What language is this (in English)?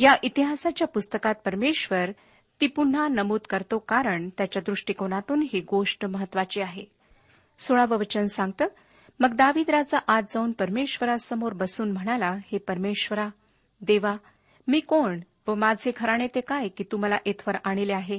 Marathi